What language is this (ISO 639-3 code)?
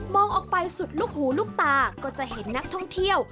tha